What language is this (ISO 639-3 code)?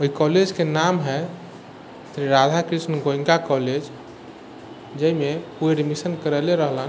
mai